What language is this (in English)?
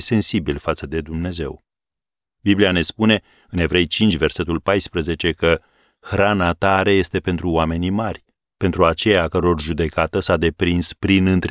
Romanian